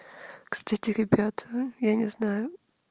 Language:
Russian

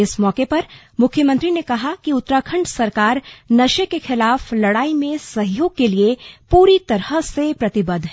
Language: Hindi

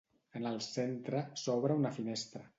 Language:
Catalan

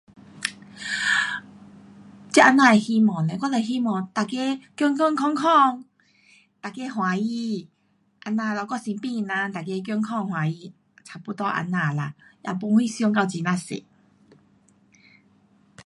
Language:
Pu-Xian Chinese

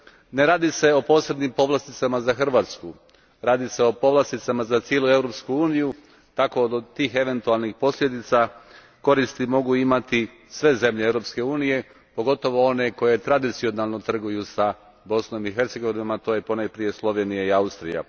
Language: Croatian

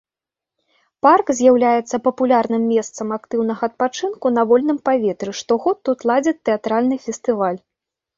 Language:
Belarusian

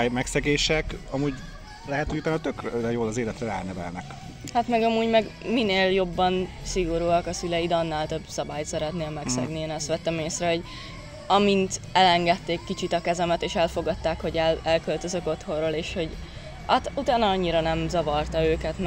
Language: Hungarian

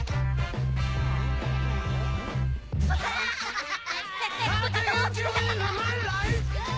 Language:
Japanese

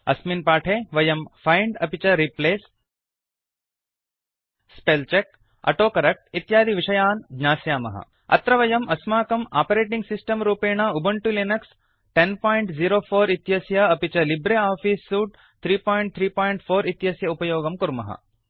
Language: Sanskrit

